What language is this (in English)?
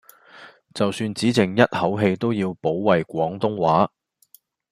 Cantonese